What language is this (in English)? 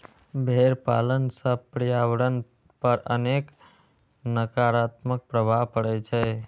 Maithili